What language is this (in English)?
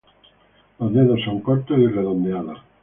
Spanish